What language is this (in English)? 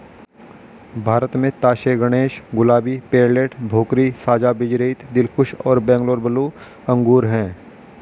Hindi